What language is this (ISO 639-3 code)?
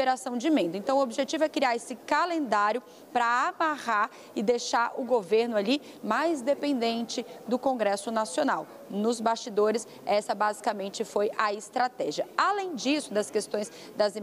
por